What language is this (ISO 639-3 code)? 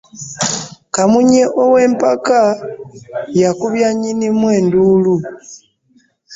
lug